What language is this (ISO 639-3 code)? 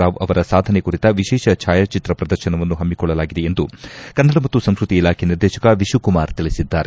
kan